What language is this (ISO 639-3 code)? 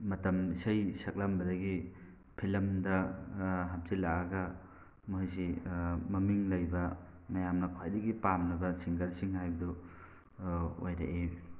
mni